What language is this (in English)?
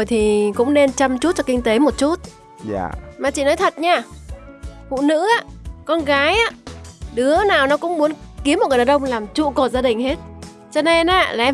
Vietnamese